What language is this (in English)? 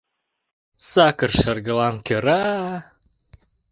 Mari